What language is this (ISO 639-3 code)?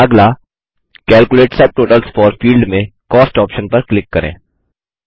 hin